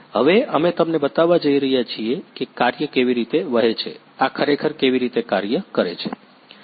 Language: Gujarati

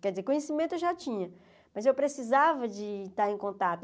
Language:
Portuguese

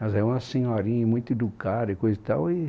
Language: Portuguese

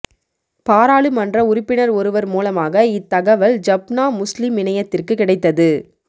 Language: Tamil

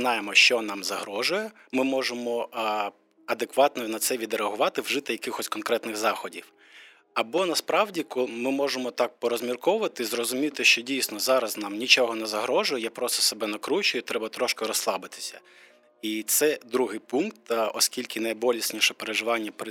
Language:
Ukrainian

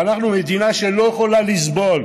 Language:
Hebrew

